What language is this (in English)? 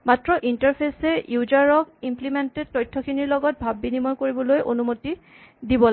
Assamese